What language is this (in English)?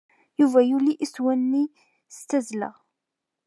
Kabyle